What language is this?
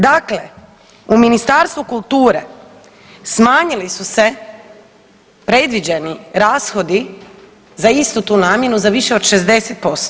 Croatian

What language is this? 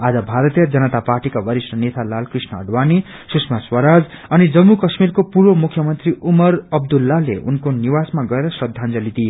Nepali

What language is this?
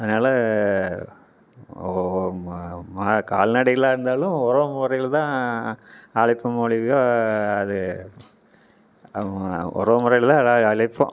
Tamil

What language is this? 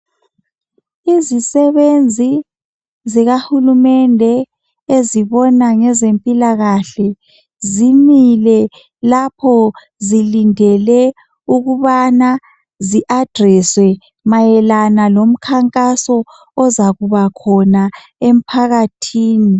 North Ndebele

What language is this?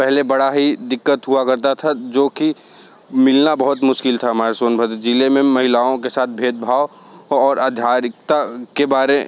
Hindi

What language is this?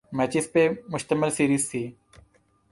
Urdu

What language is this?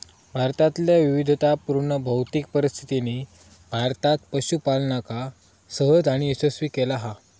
Marathi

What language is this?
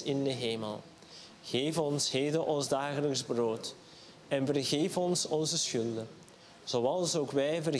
Dutch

